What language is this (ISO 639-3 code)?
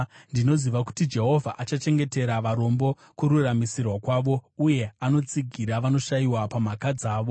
sna